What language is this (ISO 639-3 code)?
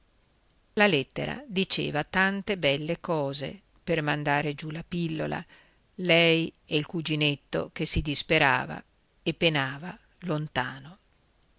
ita